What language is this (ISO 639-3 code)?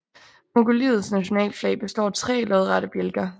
dan